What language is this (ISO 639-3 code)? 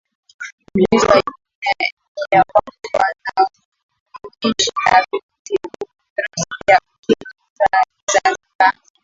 swa